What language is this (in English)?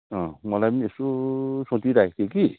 Nepali